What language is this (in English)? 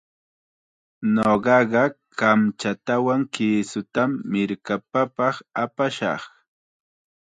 Chiquián Ancash Quechua